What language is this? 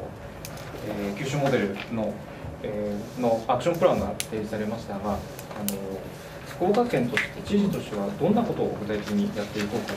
Japanese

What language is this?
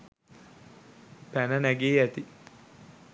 Sinhala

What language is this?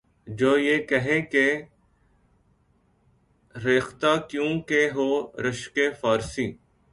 Urdu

